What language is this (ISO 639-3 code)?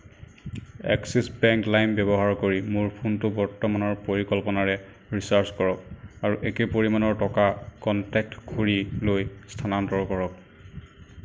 asm